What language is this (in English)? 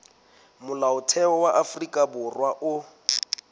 Southern Sotho